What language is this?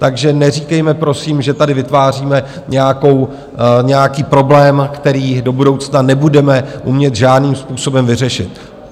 Czech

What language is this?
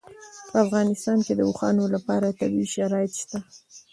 Pashto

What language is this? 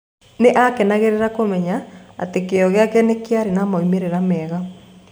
Kikuyu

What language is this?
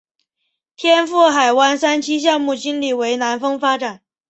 Chinese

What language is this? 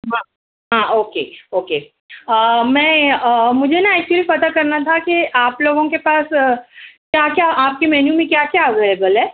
Urdu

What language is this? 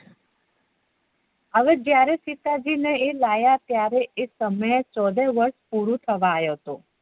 Gujarati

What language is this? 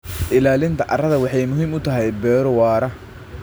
Somali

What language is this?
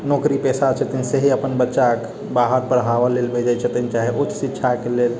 Maithili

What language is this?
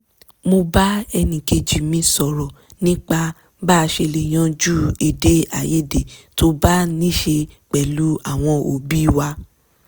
Yoruba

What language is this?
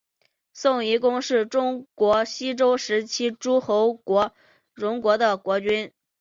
Chinese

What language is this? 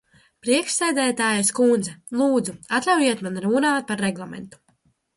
Latvian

